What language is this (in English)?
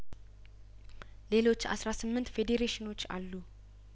Amharic